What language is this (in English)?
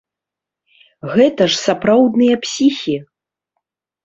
Belarusian